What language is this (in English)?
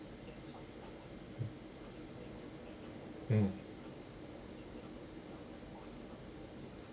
English